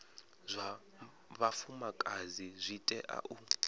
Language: Venda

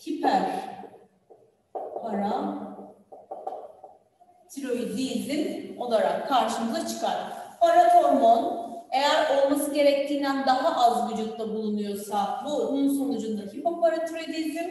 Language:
Turkish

